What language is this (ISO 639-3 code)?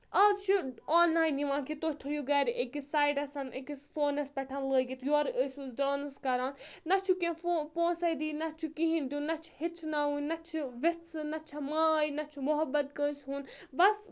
kas